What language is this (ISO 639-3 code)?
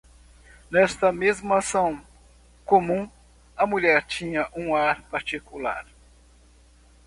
por